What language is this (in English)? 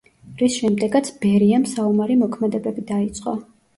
Georgian